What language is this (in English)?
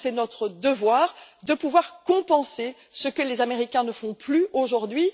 French